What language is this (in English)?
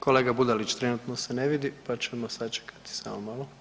Croatian